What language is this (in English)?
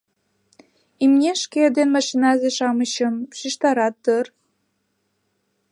Mari